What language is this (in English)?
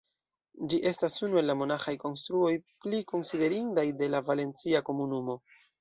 Esperanto